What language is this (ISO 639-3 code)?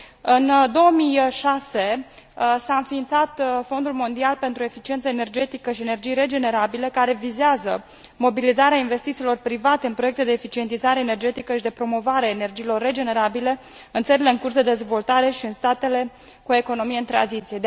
ron